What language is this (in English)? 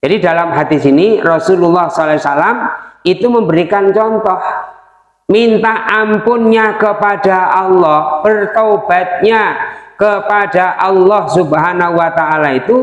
Indonesian